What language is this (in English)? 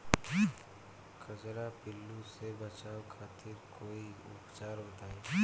Bhojpuri